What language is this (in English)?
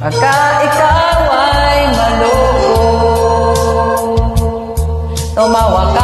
Vietnamese